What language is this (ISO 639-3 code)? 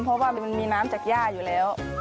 tha